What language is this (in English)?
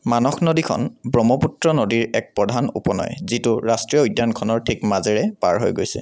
Assamese